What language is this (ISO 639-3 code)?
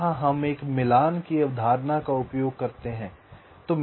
hin